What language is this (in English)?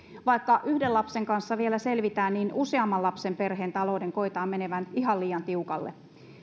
Finnish